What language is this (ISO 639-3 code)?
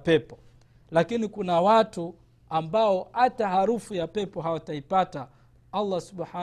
swa